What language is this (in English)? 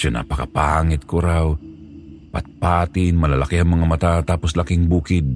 Filipino